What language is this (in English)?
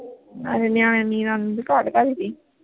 Punjabi